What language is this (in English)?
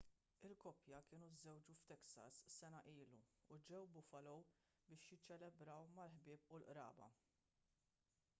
Maltese